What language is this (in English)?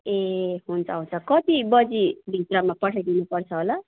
Nepali